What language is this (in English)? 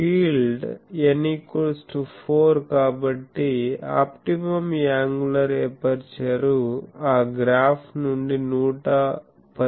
Telugu